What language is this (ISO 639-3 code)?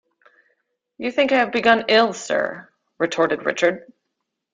eng